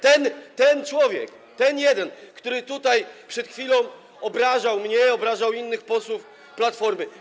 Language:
Polish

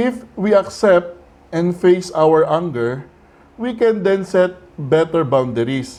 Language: Filipino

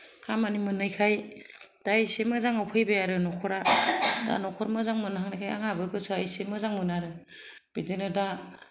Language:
Bodo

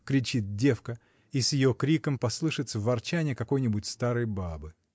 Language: Russian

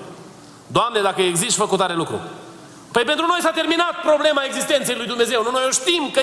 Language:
Romanian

